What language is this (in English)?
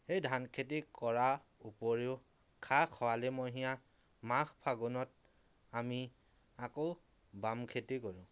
Assamese